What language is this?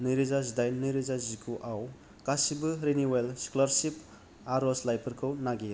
Bodo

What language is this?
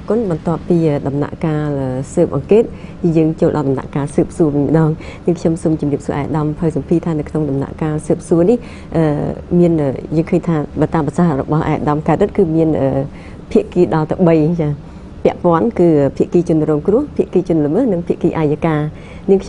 Vietnamese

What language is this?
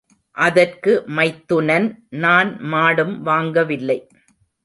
Tamil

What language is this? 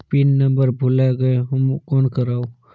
Chhattisgarhi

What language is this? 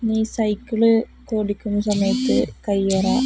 Malayalam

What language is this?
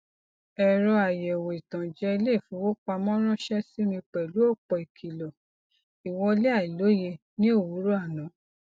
Yoruba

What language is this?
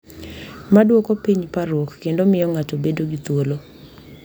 Luo (Kenya and Tanzania)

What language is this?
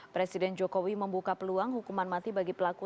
Indonesian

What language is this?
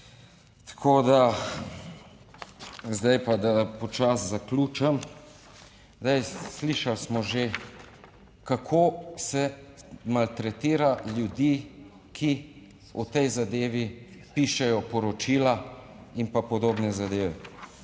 Slovenian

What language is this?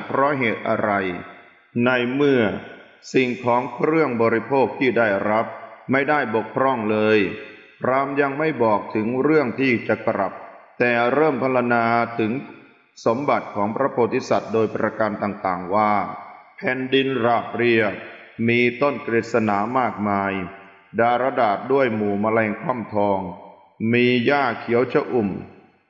Thai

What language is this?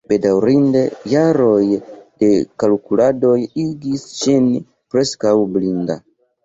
Esperanto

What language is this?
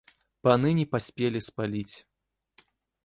Belarusian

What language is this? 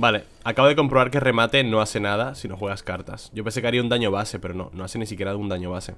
Spanish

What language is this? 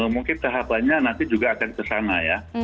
Indonesian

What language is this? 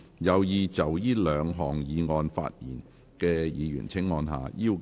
Cantonese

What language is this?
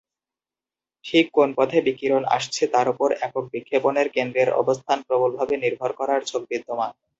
Bangla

